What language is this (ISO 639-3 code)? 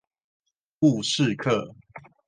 zho